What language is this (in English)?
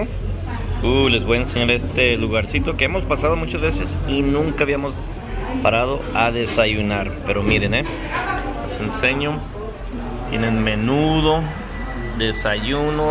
Spanish